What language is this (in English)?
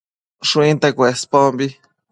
Matsés